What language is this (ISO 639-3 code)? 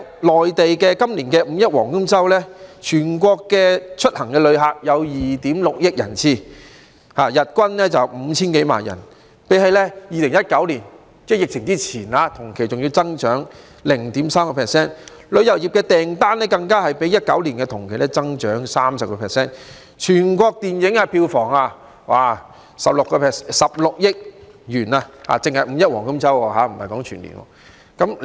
yue